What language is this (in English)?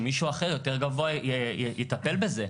Hebrew